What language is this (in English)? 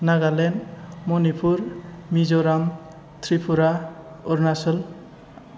Bodo